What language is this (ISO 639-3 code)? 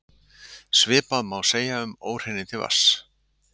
isl